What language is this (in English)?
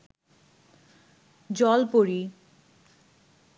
Bangla